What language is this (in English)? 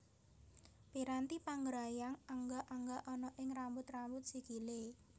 Javanese